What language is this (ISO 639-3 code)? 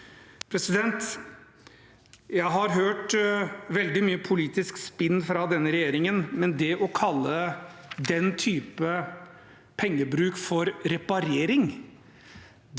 nor